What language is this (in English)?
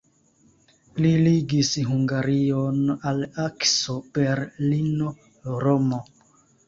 Esperanto